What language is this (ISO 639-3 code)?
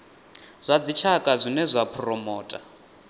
ven